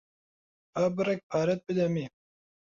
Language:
Central Kurdish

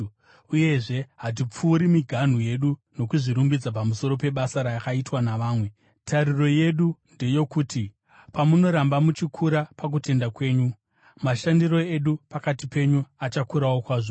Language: Shona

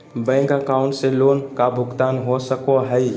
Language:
Magahi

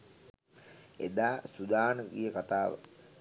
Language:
Sinhala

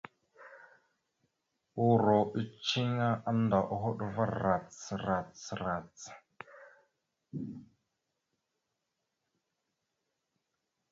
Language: Mada (Cameroon)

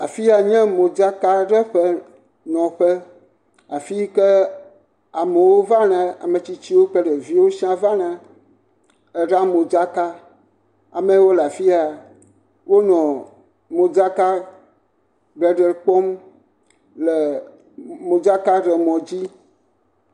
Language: Ewe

